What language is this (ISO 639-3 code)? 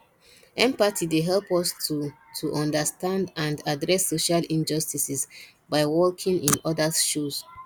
pcm